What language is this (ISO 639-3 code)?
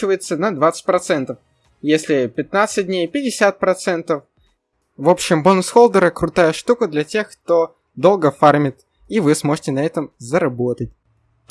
rus